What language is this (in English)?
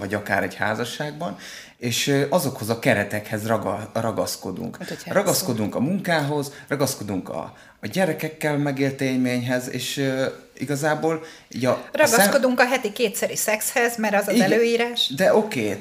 Hungarian